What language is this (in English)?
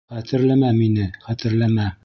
Bashkir